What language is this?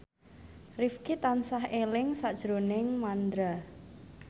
Javanese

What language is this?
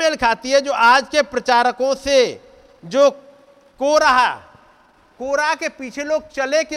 Hindi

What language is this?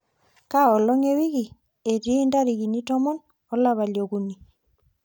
Masai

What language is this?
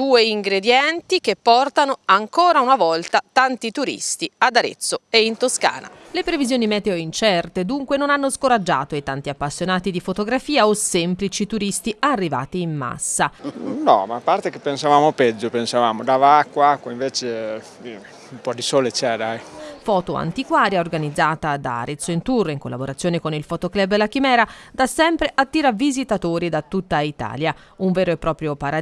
Italian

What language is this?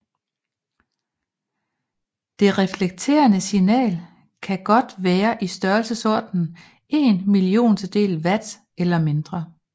Danish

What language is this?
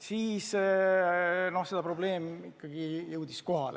Estonian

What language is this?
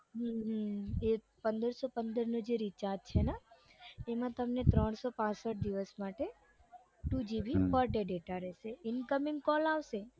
Gujarati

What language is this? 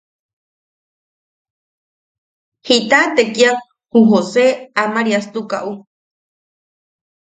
Yaqui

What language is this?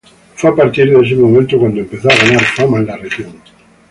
Spanish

